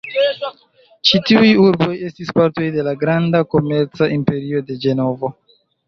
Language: Esperanto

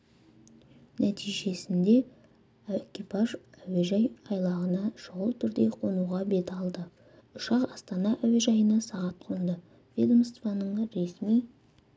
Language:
Kazakh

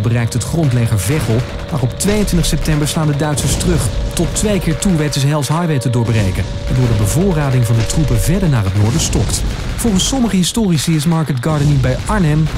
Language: Dutch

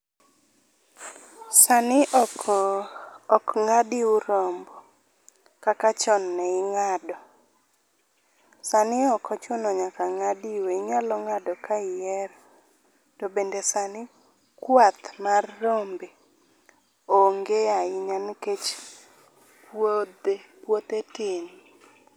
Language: Luo (Kenya and Tanzania)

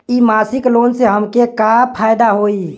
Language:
Bhojpuri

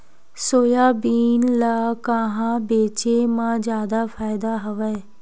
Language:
Chhattisgarhi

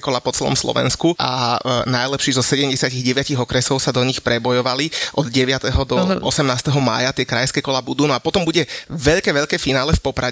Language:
Slovak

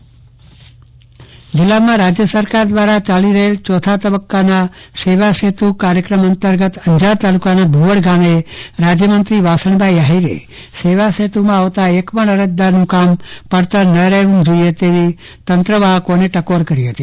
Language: Gujarati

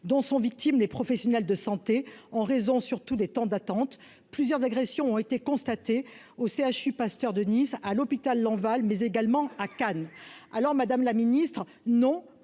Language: French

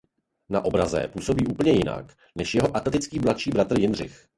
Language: Czech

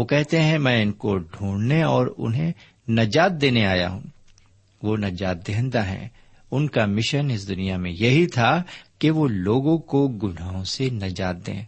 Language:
Urdu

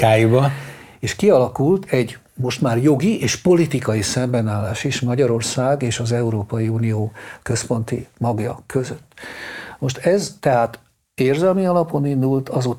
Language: Hungarian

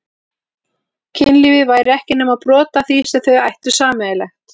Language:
Icelandic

